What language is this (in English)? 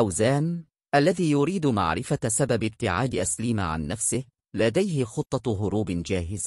Arabic